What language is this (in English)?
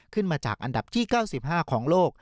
Thai